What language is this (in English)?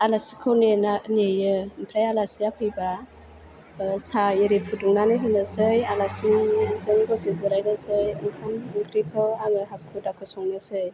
Bodo